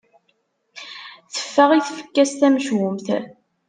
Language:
Kabyle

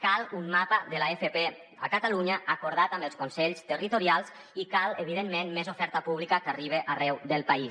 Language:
Catalan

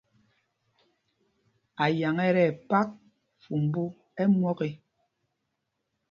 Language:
Mpumpong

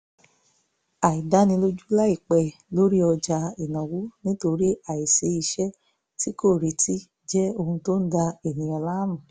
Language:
Yoruba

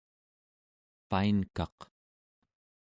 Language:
Central Yupik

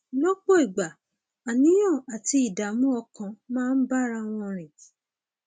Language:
Yoruba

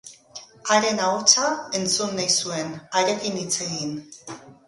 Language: Basque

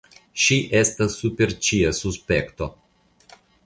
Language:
Esperanto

